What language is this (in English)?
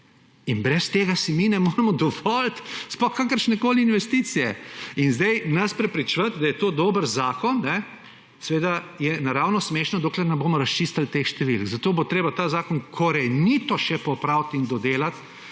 Slovenian